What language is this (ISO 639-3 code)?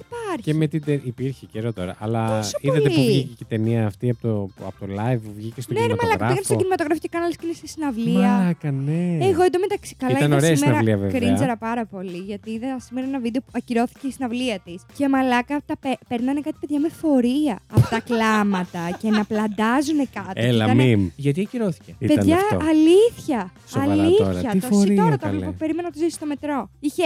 ell